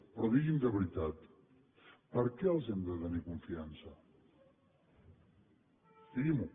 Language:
Catalan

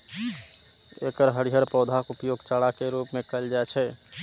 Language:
Maithili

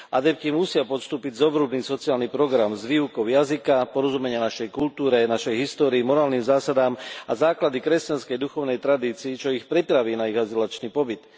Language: Slovak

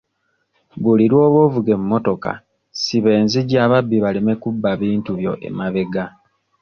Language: Ganda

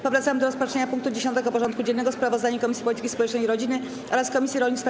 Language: Polish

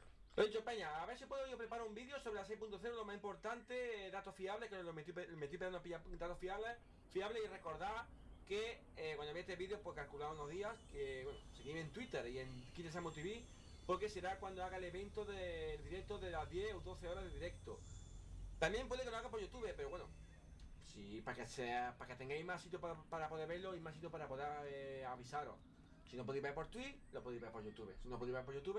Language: Spanish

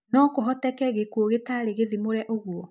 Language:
Kikuyu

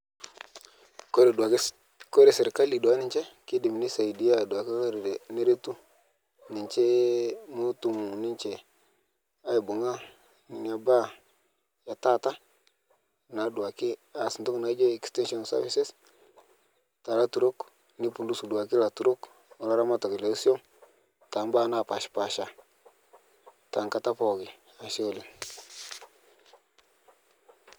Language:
Masai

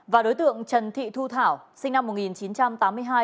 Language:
Vietnamese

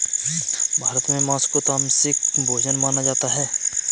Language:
Hindi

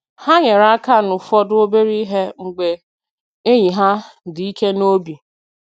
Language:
Igbo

